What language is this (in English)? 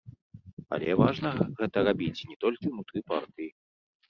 Belarusian